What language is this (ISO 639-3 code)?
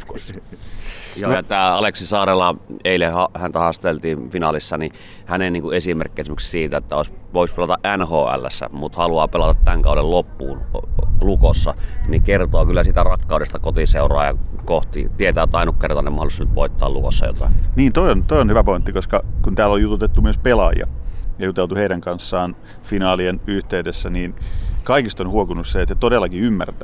fin